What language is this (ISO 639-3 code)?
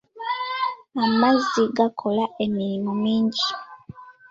lug